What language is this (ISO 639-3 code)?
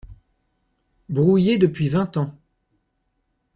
fra